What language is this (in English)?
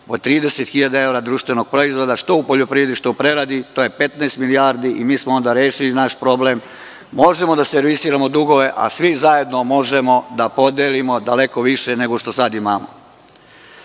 Serbian